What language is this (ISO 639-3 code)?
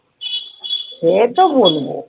ben